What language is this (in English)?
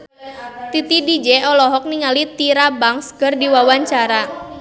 Sundanese